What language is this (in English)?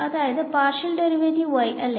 Malayalam